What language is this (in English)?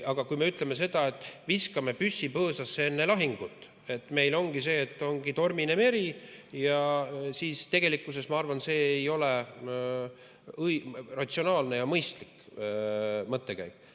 Estonian